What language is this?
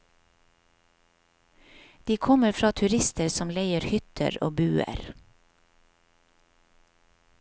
Norwegian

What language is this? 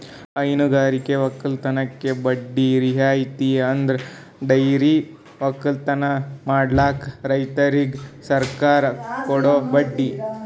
Kannada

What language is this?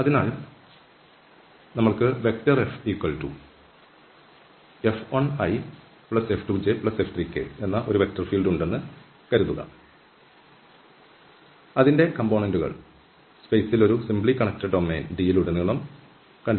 Malayalam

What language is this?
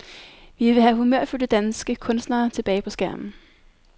Danish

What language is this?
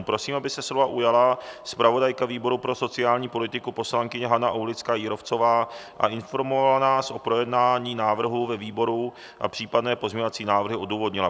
Czech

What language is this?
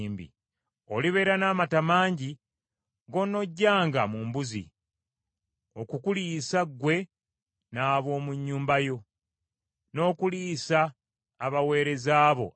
Ganda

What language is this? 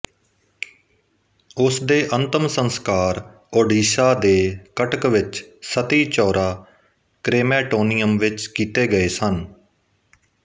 Punjabi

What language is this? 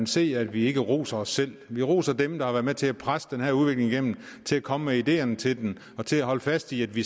Danish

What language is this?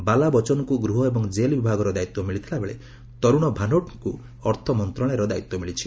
Odia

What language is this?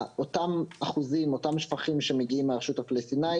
Hebrew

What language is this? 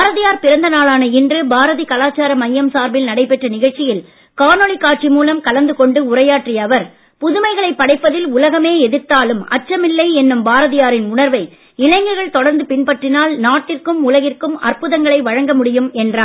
Tamil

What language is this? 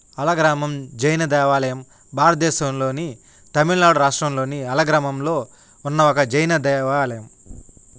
Telugu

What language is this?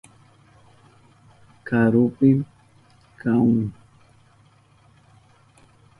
Southern Pastaza Quechua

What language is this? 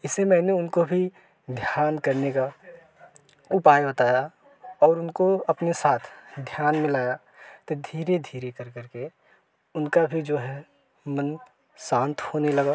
Hindi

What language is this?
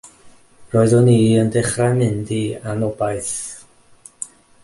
Welsh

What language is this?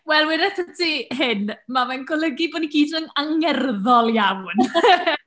Welsh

